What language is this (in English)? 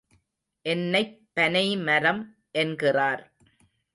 Tamil